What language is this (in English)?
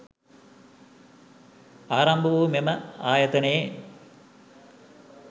Sinhala